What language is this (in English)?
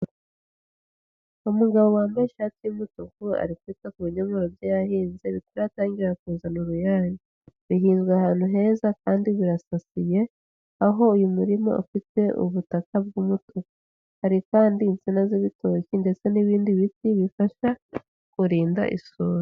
Kinyarwanda